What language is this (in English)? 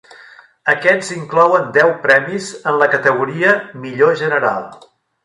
Catalan